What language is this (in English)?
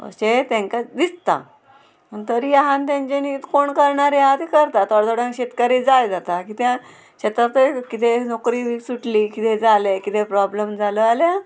Konkani